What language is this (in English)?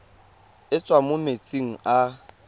Tswana